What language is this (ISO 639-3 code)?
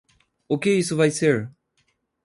por